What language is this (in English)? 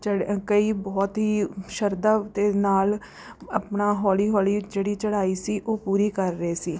Punjabi